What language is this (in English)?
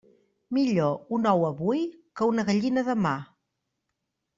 Catalan